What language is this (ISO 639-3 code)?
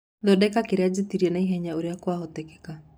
kik